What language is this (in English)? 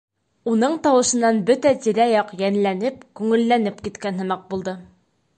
Bashkir